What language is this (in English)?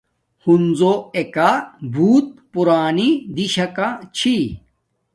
Domaaki